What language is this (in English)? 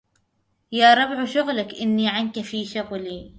Arabic